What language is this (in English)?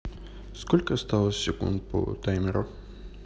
Russian